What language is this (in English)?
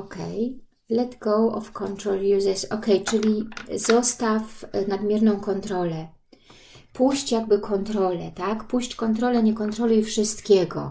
Polish